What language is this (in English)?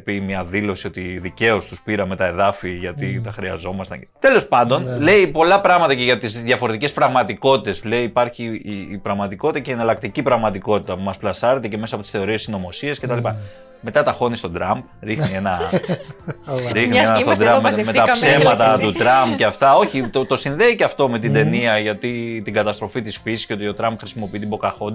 Greek